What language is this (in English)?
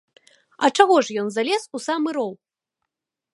Belarusian